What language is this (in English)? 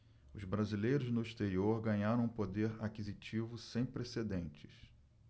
Portuguese